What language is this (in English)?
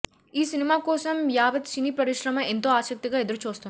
Telugu